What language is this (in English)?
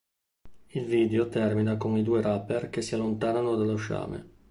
Italian